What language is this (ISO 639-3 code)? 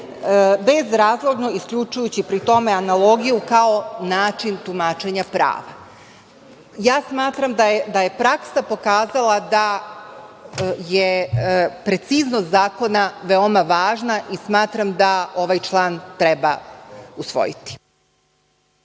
srp